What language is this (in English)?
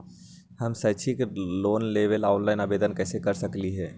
Magahi